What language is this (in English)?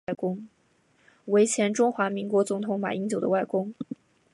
Chinese